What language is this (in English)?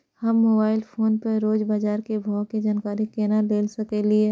Maithili